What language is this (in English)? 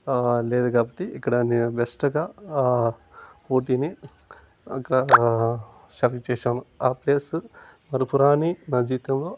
Telugu